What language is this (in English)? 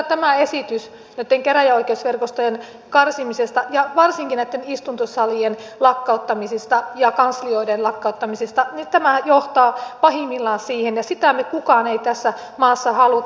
Finnish